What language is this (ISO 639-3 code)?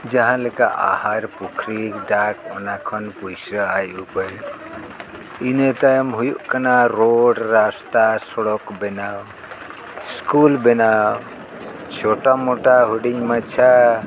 sat